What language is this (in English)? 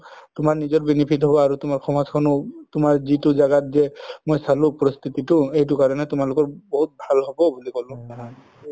Assamese